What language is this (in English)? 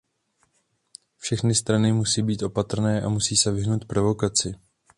Czech